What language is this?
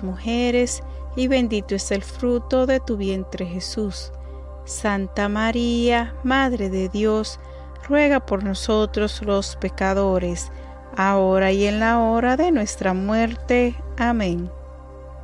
Spanish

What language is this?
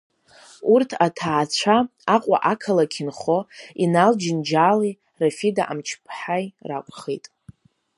Abkhazian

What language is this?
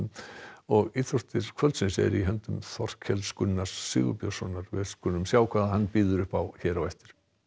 Icelandic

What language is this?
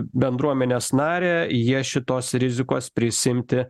Lithuanian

